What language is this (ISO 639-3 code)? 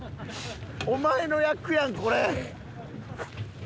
jpn